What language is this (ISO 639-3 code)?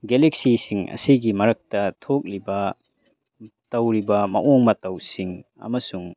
mni